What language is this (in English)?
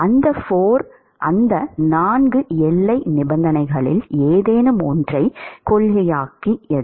Tamil